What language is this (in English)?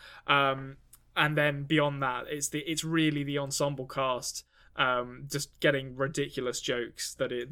English